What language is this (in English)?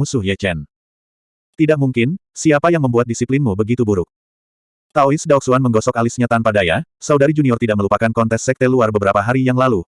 Indonesian